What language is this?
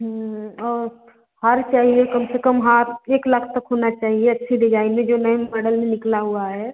Hindi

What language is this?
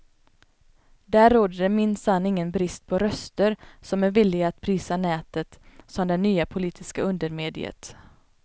Swedish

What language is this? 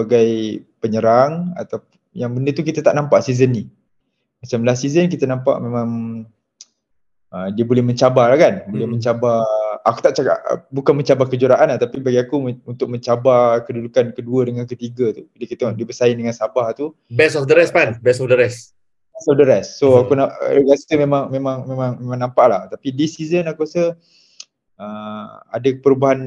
Malay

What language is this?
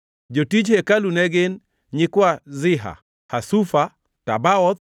Luo (Kenya and Tanzania)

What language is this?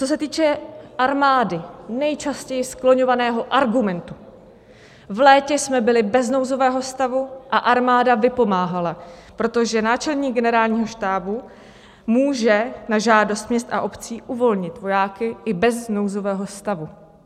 Czech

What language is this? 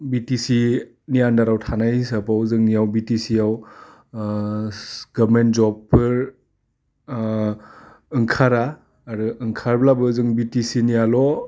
Bodo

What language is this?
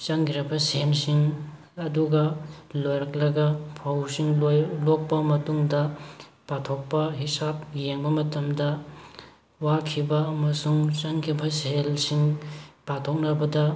Manipuri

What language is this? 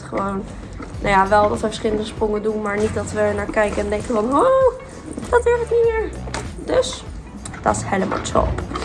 Dutch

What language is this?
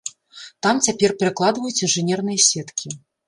Belarusian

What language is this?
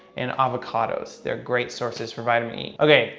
English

